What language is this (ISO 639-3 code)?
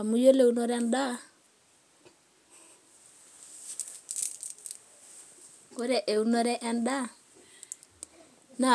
mas